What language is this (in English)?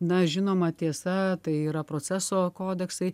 Lithuanian